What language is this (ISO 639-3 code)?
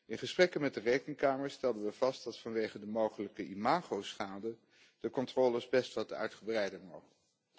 nld